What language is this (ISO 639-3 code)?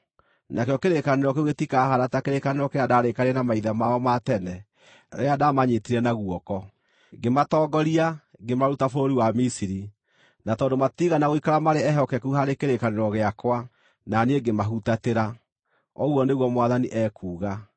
kik